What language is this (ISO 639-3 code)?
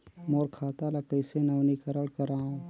hne